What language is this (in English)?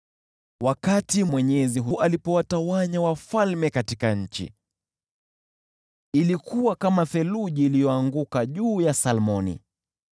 Swahili